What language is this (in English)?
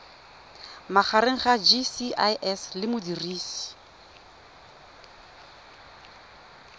Tswana